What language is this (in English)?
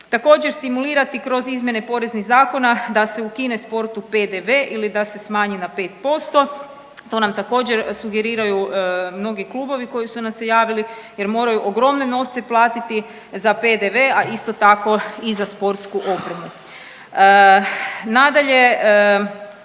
Croatian